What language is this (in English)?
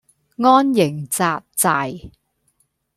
Cantonese